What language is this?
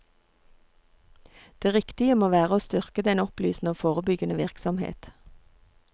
Norwegian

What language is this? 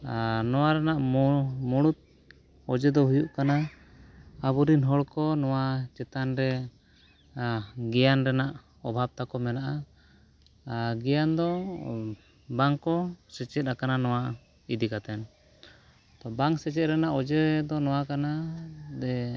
Santali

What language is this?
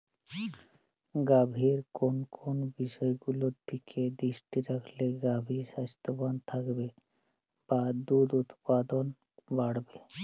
Bangla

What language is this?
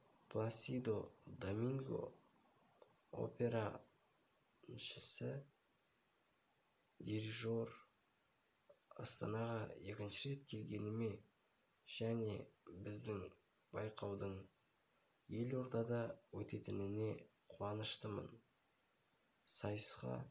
Kazakh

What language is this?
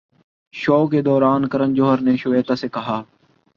Urdu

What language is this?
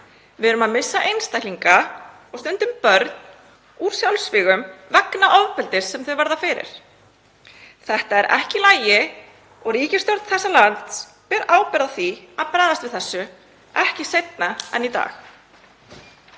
Icelandic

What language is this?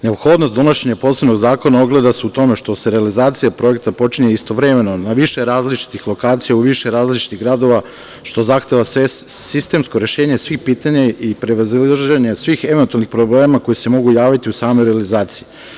Serbian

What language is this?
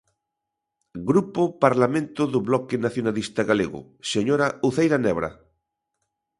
Galician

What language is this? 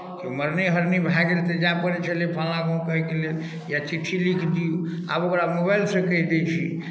Maithili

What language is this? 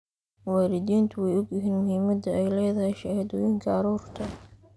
Somali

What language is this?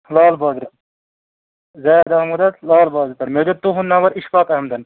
Kashmiri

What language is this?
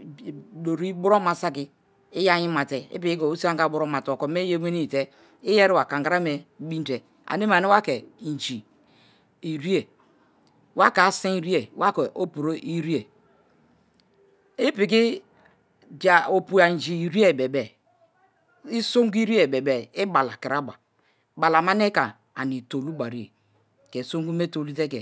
Kalabari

